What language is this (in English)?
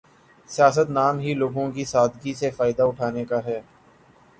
Urdu